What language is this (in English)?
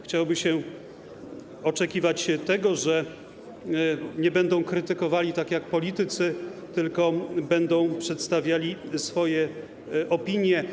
Polish